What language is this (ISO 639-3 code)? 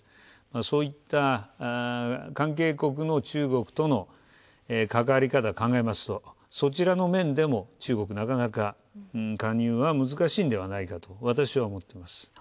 jpn